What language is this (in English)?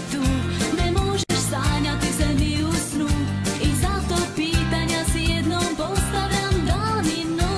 Romanian